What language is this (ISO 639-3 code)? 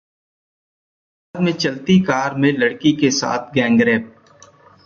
hin